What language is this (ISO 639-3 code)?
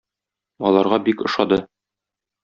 tat